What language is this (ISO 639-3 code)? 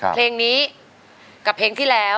tha